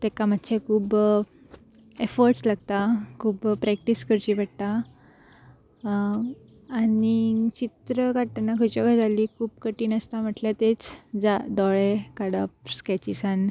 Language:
Konkani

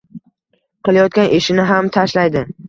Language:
Uzbek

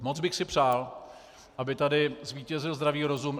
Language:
Czech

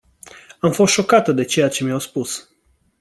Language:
Romanian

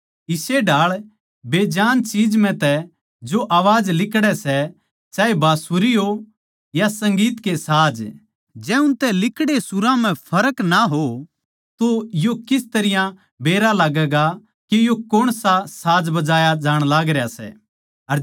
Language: Haryanvi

